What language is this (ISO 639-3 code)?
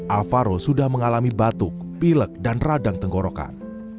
ind